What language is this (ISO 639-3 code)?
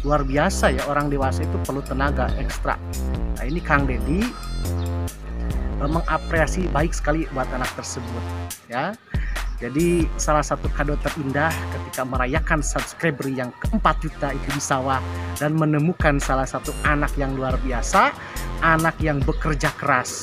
ind